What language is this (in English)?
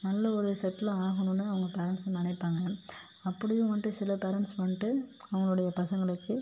Tamil